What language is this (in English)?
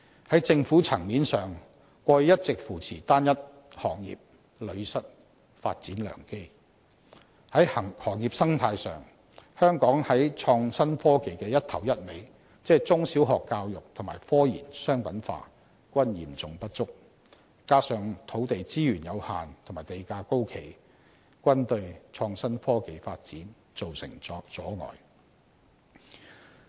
Cantonese